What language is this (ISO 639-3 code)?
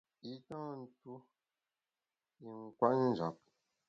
bax